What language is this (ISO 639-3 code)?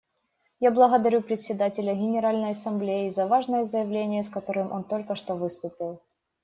rus